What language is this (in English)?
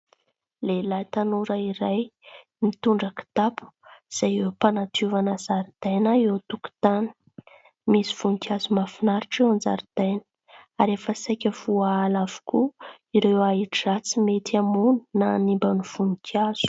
Malagasy